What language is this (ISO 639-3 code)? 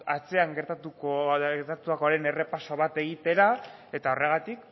eus